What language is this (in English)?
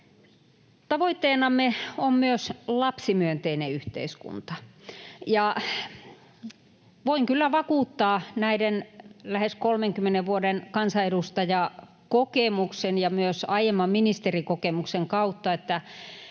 Finnish